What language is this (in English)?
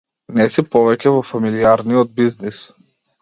Macedonian